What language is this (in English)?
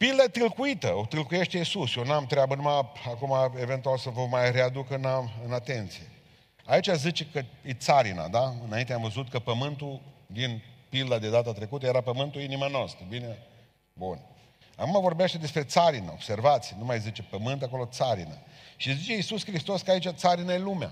Romanian